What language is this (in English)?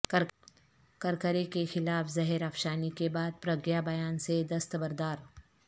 Urdu